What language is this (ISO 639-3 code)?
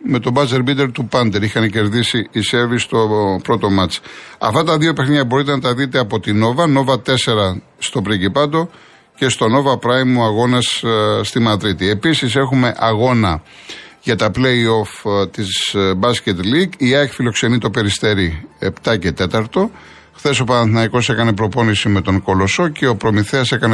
ell